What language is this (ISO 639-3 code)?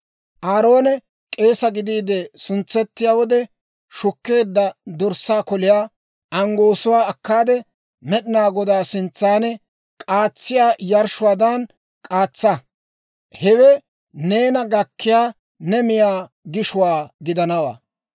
dwr